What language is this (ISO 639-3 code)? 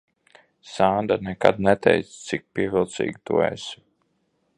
lav